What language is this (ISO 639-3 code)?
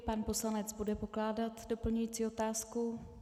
ces